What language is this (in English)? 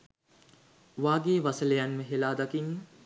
Sinhala